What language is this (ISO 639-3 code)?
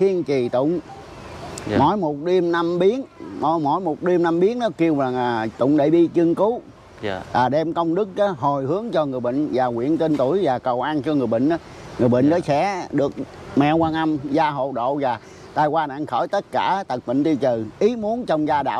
vie